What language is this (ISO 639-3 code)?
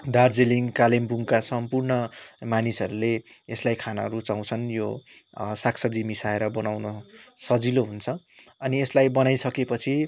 nep